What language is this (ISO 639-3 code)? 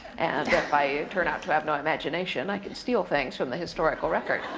eng